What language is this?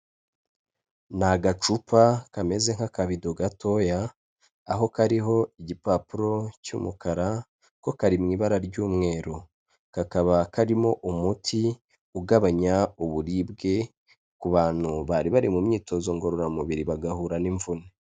Kinyarwanda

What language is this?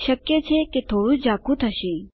Gujarati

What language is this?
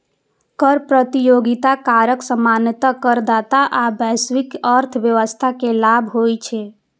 Maithili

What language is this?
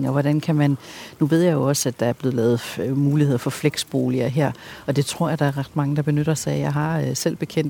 Danish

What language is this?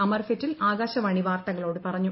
Malayalam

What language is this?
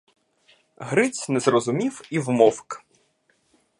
Ukrainian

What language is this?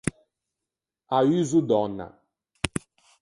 Ligurian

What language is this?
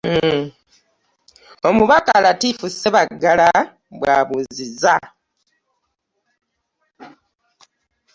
Ganda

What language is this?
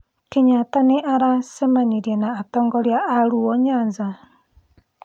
Kikuyu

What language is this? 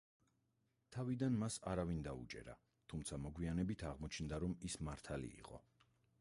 Georgian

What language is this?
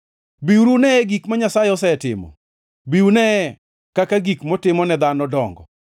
Luo (Kenya and Tanzania)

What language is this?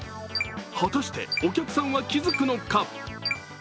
Japanese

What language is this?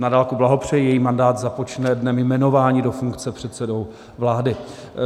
Czech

